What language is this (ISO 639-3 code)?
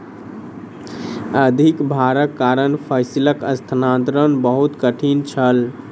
mai